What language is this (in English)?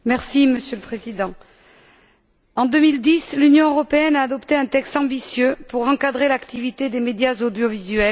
French